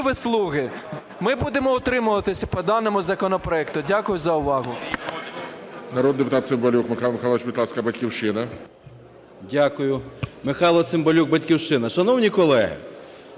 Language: Ukrainian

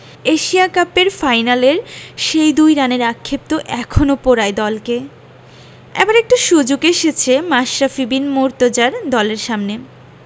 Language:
Bangla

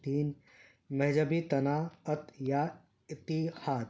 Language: Urdu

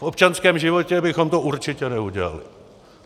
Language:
Czech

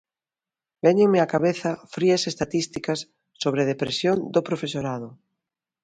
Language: Galician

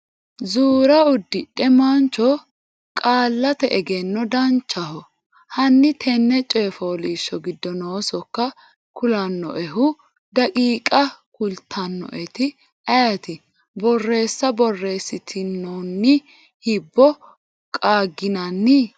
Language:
Sidamo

